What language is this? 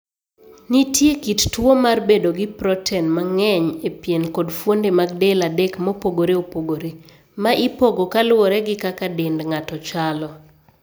Luo (Kenya and Tanzania)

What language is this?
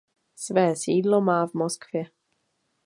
Czech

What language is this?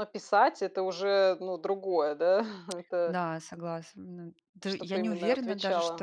Russian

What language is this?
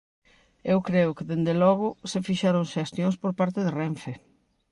Galician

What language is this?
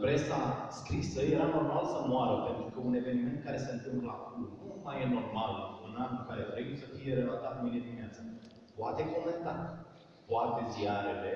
Romanian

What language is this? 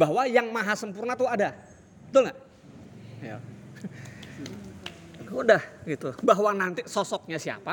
Indonesian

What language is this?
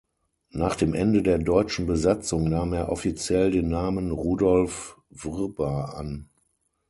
German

